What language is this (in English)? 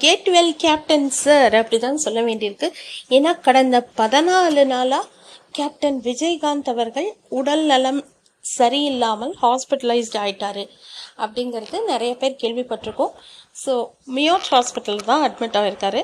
Tamil